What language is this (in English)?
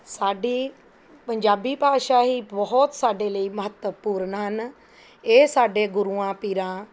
Punjabi